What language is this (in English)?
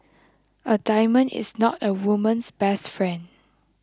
English